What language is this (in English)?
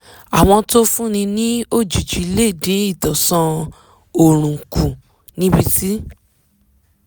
Yoruba